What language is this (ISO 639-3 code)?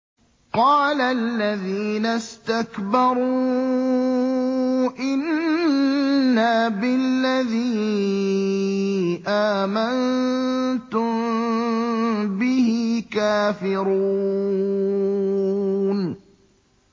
ara